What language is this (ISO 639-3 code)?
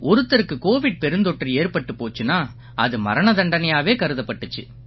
tam